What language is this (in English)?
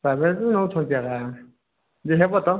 Odia